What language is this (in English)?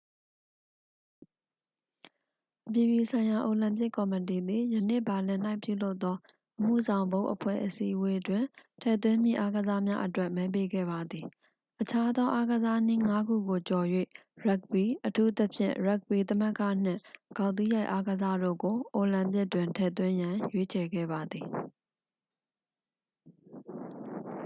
Burmese